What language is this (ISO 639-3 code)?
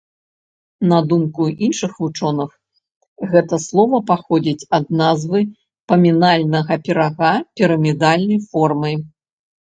bel